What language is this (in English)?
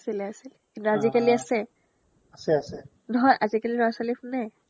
Assamese